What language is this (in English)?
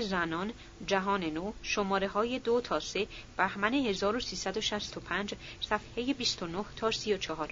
Persian